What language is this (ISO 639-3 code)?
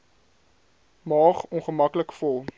afr